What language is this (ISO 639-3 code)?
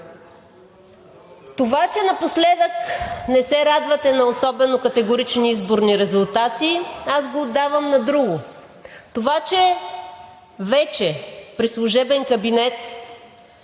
bul